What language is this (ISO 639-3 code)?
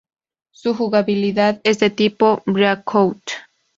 spa